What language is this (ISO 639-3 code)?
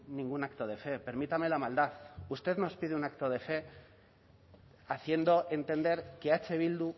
spa